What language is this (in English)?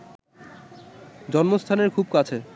Bangla